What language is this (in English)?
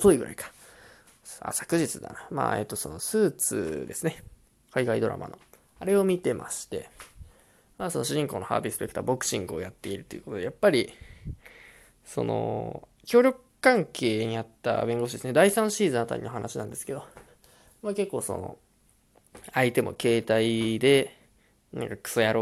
Japanese